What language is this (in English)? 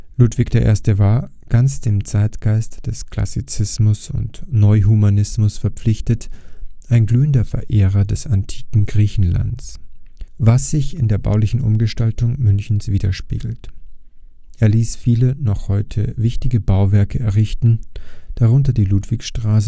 German